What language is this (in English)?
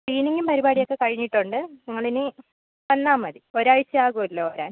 Malayalam